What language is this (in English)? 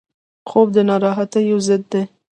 Pashto